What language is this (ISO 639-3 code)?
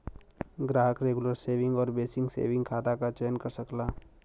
bho